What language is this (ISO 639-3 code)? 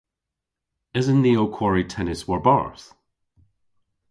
cor